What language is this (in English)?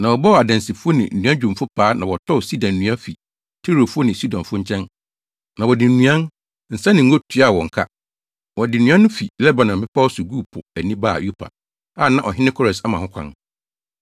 Akan